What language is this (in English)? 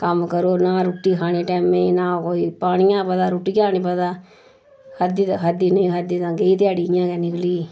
Dogri